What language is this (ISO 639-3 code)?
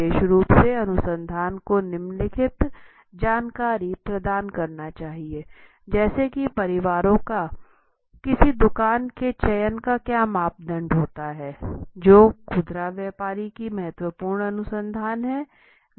hin